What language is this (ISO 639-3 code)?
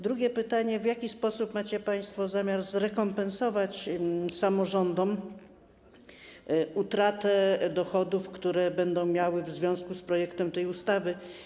pol